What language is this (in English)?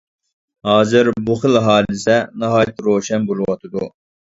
Uyghur